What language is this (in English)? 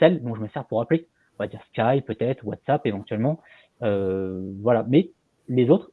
French